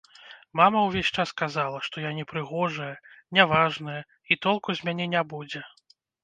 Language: Belarusian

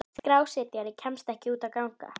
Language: Icelandic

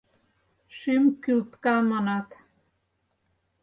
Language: Mari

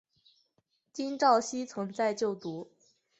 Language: Chinese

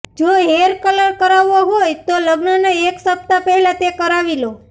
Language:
Gujarati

